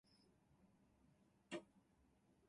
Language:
Japanese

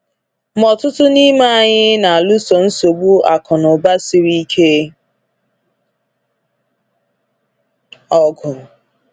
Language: Igbo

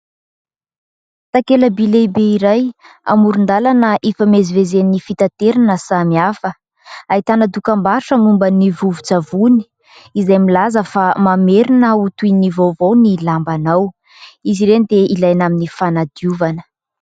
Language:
Malagasy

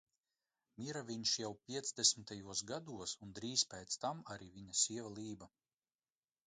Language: Latvian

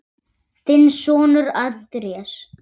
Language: Icelandic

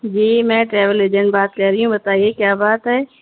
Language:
Urdu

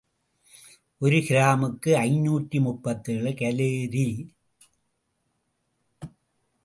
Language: Tamil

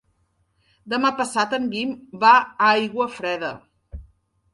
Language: Catalan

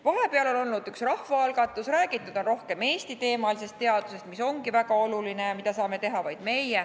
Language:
Estonian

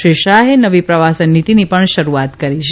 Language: Gujarati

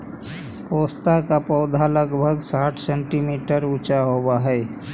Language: Magahi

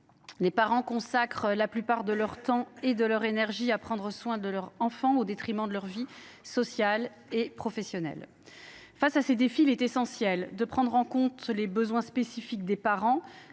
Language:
French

